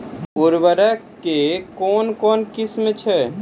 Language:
Maithili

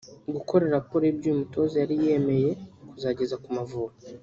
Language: Kinyarwanda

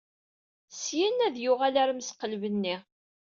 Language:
Kabyle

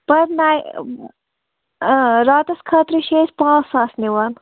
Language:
Kashmiri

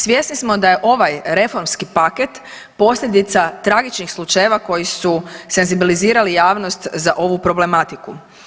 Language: Croatian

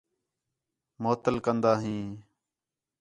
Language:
Khetrani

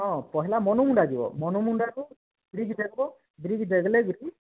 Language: Odia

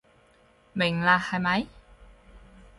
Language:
Cantonese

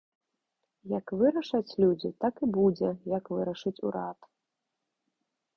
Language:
Belarusian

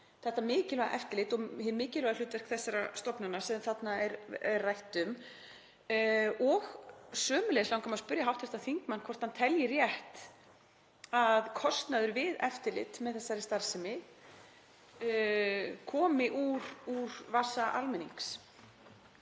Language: Icelandic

